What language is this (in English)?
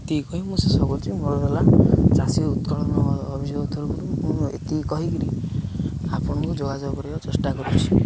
Odia